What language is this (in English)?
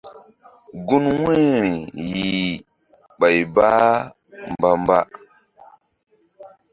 Mbum